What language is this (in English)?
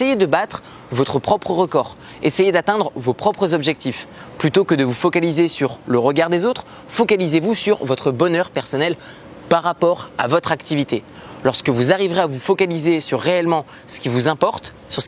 French